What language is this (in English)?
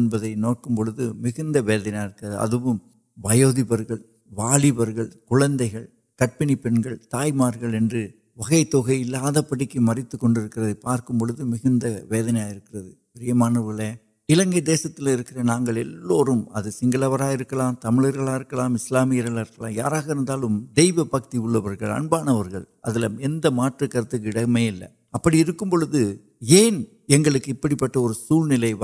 Urdu